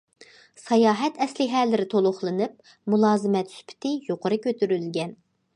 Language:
Uyghur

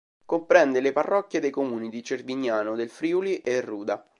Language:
Italian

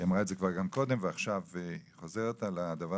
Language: Hebrew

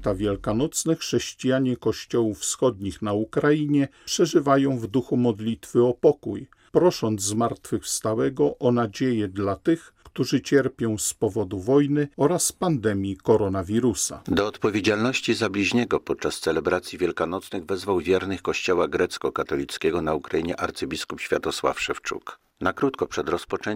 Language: Polish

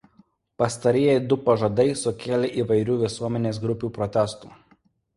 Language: Lithuanian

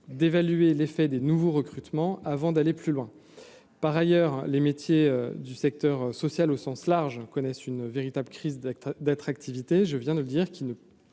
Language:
French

